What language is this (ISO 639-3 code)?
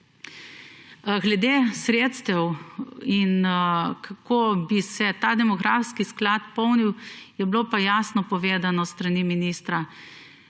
slv